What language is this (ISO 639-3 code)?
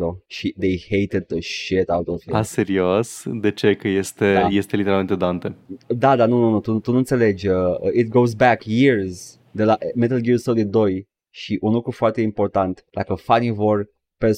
ron